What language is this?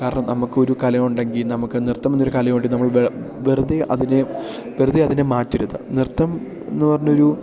Malayalam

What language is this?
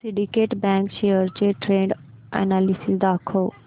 Marathi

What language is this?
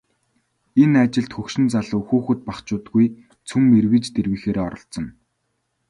Mongolian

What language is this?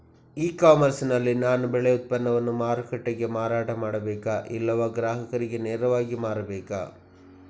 Kannada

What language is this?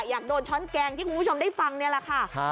Thai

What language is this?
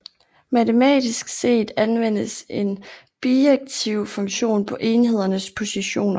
Danish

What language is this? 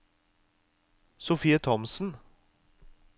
Norwegian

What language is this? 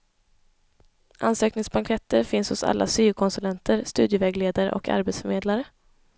Swedish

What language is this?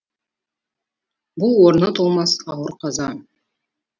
Kazakh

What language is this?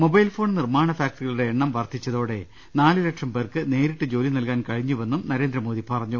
Malayalam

